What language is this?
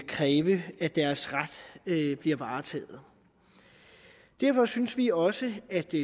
Danish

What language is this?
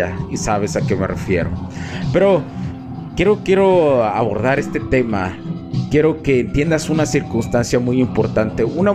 Spanish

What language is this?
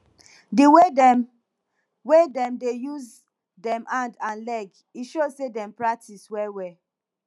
Nigerian Pidgin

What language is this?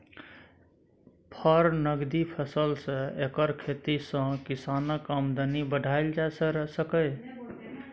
Maithili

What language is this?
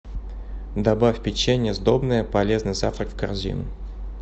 Russian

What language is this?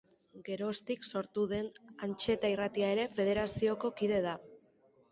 Basque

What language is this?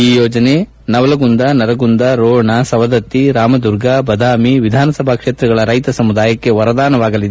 Kannada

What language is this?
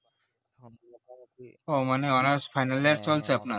Bangla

